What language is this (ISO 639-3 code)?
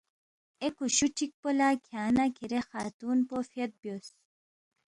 bft